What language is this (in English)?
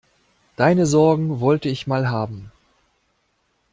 German